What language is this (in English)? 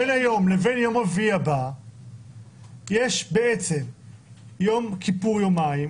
Hebrew